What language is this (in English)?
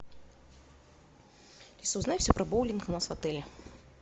Russian